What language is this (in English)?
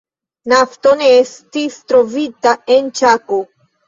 Esperanto